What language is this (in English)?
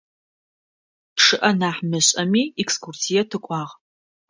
Adyghe